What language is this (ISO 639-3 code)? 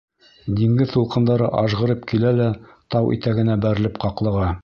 bak